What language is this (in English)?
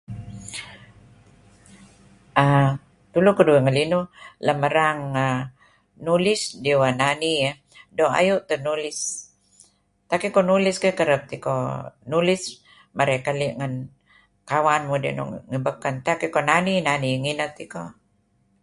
Kelabit